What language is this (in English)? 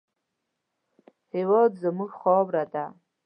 Pashto